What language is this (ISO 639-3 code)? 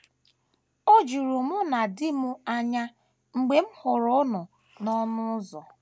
ibo